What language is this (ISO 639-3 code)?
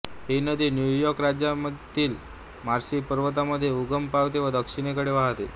mar